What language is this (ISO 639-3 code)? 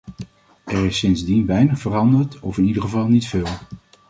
nld